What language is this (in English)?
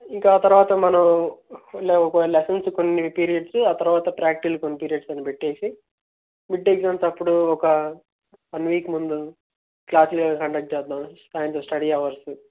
Telugu